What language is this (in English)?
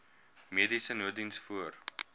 Afrikaans